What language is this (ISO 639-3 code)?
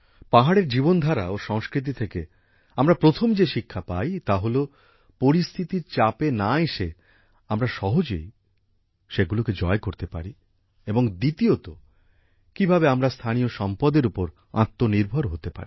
ben